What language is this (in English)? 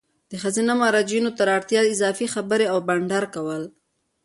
Pashto